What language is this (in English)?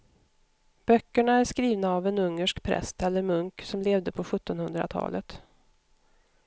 Swedish